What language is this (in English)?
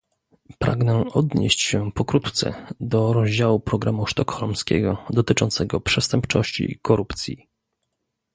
Polish